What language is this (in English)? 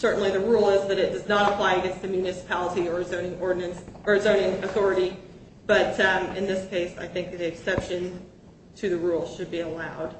English